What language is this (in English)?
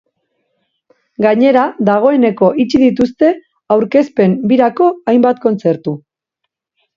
Basque